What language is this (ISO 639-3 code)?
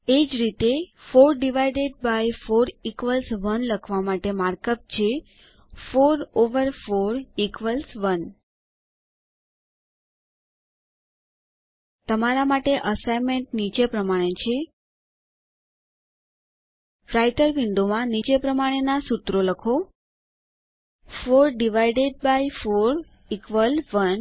guj